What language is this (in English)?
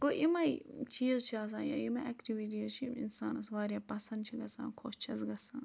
Kashmiri